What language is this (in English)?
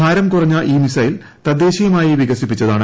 Malayalam